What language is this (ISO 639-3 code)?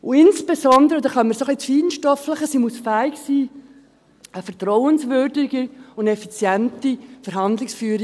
gsw